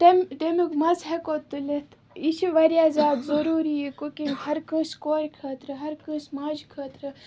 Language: Kashmiri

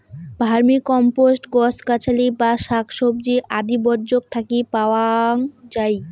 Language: Bangla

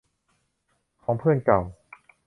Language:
Thai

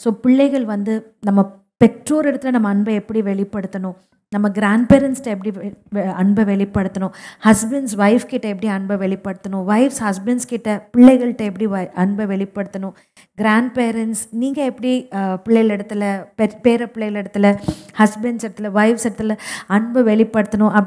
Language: Tamil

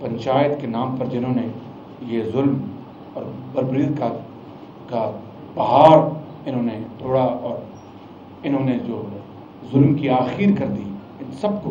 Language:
Hindi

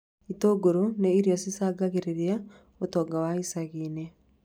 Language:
Kikuyu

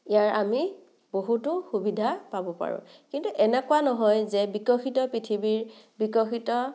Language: Assamese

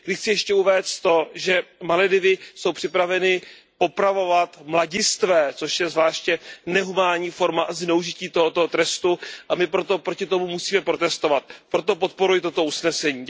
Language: Czech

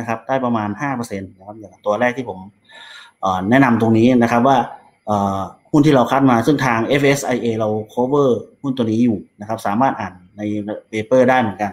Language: Thai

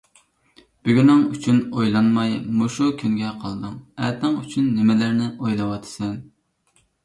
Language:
Uyghur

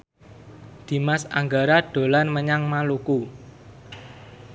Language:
Javanese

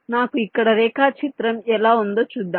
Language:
Telugu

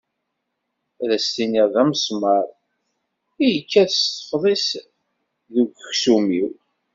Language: Kabyle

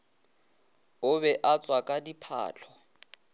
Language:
Northern Sotho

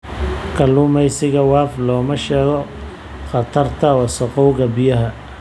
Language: Somali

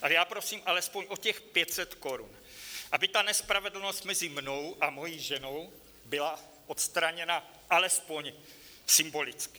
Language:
Czech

